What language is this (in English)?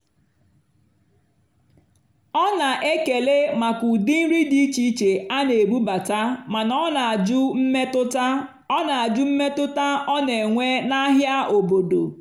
Igbo